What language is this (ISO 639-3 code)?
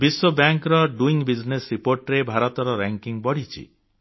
ori